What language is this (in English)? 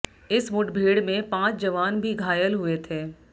Hindi